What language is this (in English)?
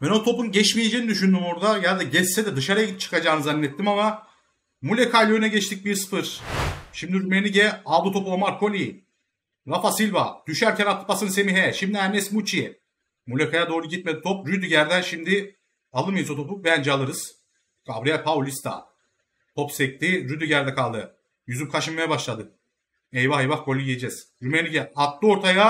Turkish